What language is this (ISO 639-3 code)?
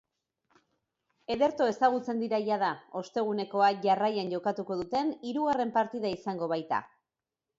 eus